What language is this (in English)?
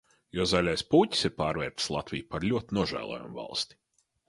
Latvian